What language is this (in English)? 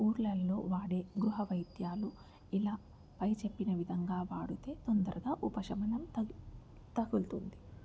Telugu